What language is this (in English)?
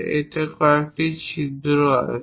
Bangla